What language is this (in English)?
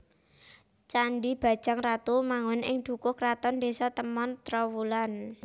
Javanese